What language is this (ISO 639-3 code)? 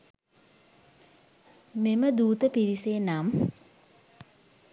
sin